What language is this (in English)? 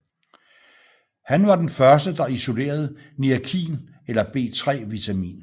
Danish